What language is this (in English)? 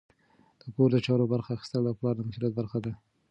Pashto